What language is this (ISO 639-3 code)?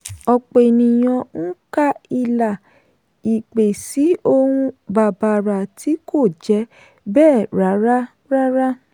yor